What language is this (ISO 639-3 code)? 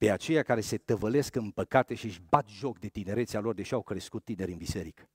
ron